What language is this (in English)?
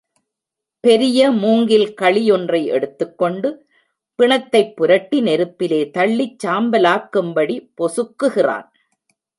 Tamil